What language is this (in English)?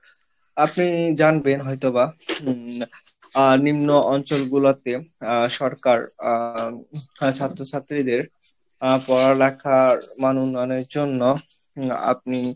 Bangla